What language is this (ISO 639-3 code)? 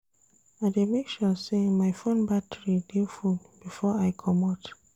pcm